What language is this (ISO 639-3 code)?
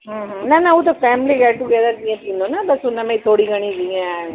snd